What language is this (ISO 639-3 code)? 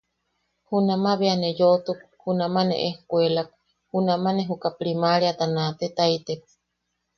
yaq